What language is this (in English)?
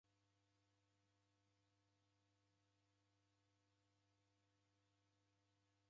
Taita